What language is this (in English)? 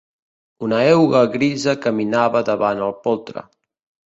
Catalan